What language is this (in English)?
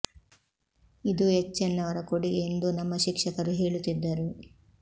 Kannada